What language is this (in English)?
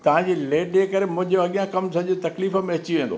Sindhi